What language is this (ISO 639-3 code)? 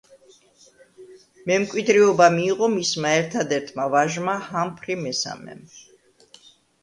kat